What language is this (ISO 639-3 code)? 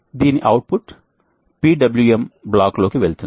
tel